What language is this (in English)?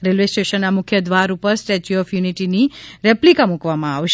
Gujarati